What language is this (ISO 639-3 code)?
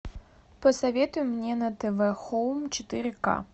rus